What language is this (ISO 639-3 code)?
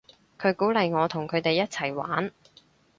yue